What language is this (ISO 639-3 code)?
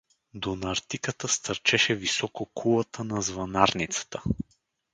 bul